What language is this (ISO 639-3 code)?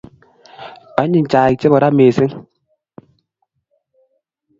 kln